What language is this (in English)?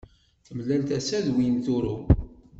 Kabyle